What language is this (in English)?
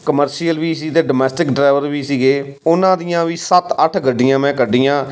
Punjabi